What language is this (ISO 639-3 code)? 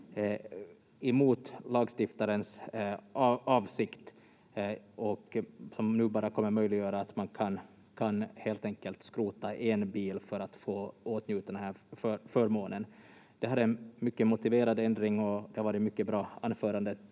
fin